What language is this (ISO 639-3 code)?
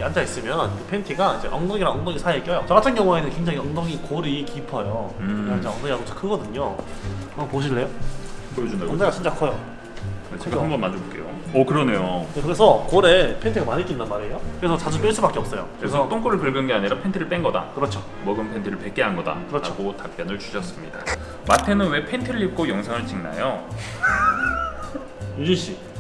kor